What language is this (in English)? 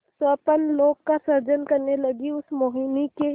Hindi